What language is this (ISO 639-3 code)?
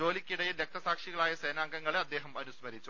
mal